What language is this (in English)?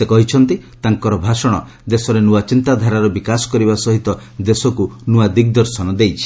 Odia